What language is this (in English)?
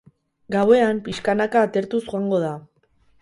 Basque